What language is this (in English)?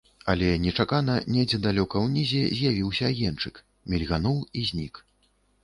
Belarusian